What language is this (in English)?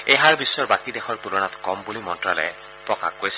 Assamese